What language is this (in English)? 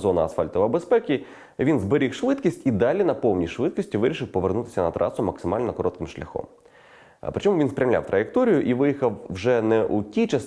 Ukrainian